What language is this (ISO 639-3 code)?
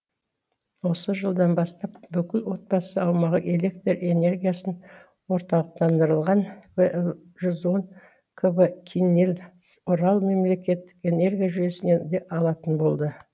kaz